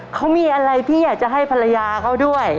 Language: Thai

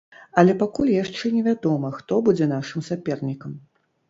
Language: Belarusian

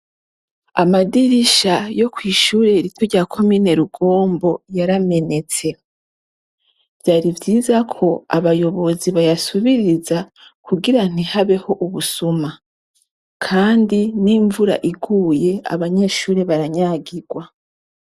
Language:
Rundi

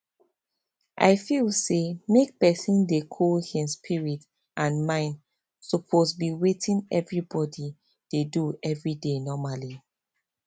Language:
Nigerian Pidgin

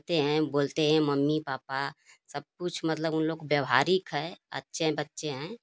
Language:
Hindi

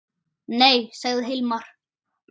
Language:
Icelandic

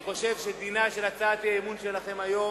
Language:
Hebrew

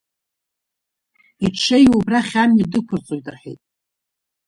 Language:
Abkhazian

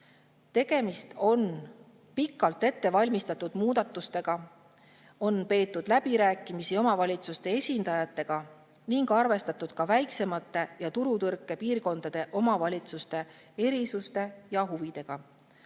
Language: Estonian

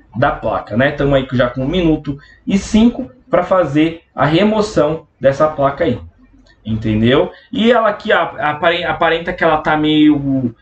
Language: Portuguese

